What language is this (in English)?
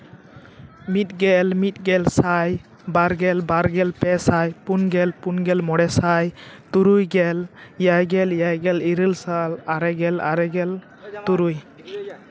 Santali